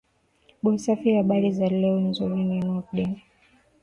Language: Swahili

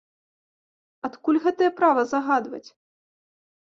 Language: Belarusian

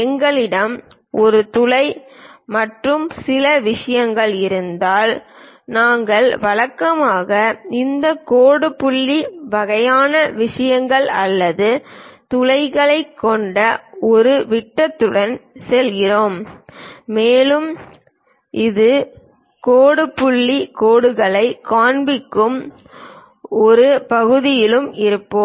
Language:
Tamil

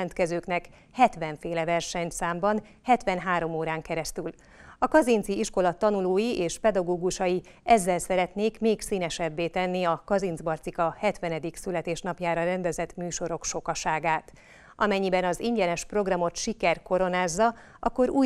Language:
Hungarian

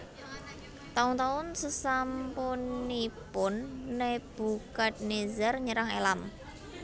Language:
Javanese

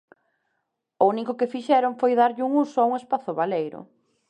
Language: Galician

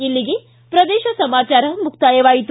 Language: Kannada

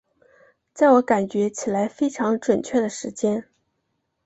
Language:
Chinese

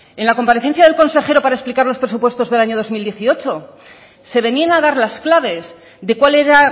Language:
Spanish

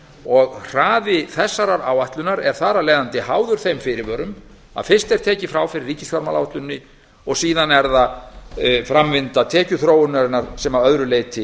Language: Icelandic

